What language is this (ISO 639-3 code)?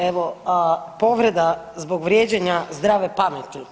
hrv